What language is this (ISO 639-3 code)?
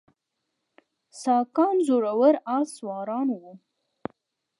pus